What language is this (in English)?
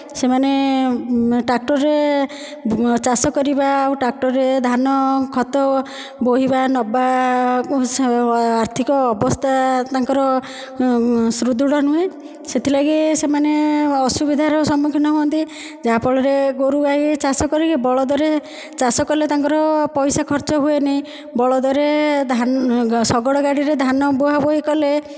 Odia